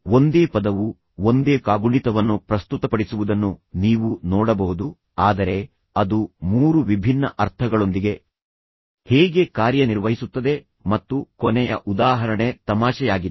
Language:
Kannada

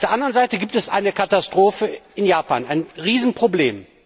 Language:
German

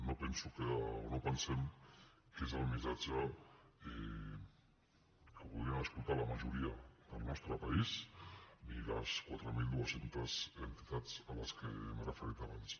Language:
Catalan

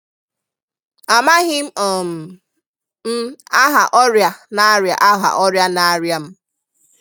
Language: Igbo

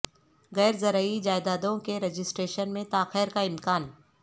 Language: Urdu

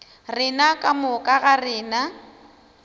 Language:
Northern Sotho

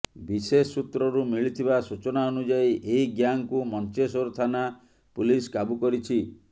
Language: Odia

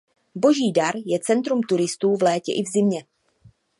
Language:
Czech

